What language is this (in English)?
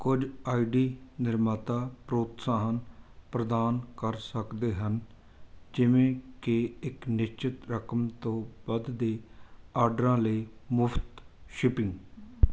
Punjabi